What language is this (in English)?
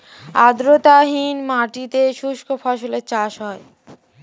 Bangla